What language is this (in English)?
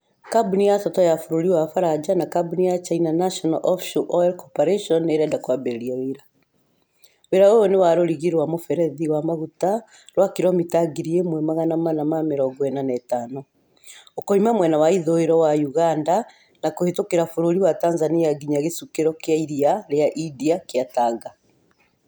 Kikuyu